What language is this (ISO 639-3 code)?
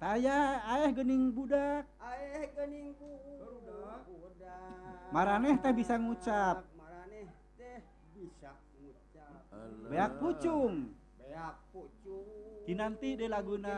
ind